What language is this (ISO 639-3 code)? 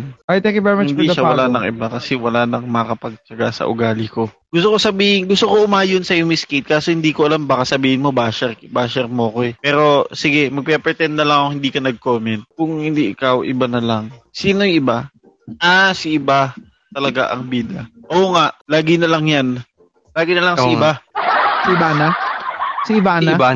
fil